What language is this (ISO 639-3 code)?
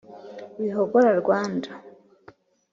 kin